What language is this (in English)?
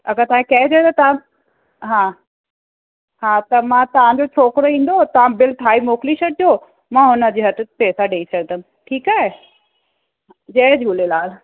Sindhi